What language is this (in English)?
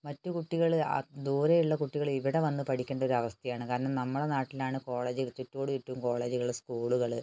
Malayalam